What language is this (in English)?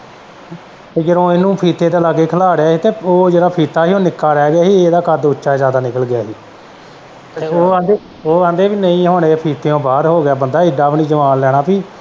Punjabi